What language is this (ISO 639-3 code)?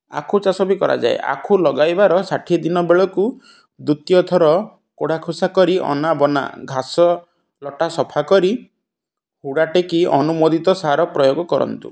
ori